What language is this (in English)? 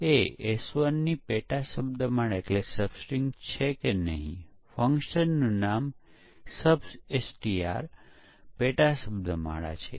Gujarati